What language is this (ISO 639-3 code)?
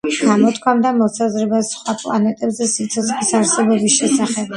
kat